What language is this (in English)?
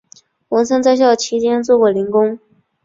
Chinese